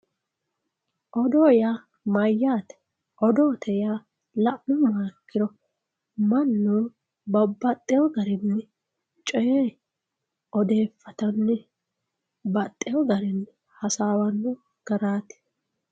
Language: Sidamo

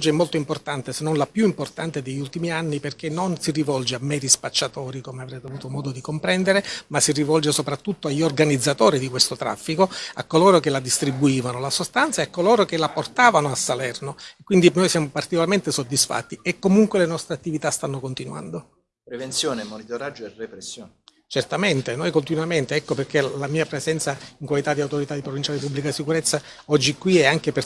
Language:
Italian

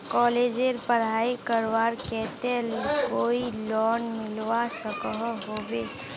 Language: Magahi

